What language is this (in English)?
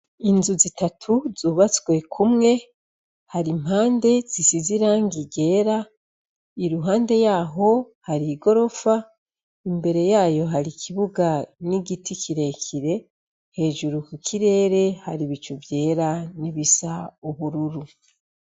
Rundi